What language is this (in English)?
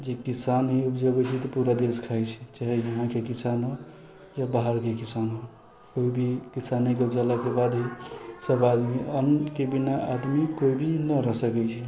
Maithili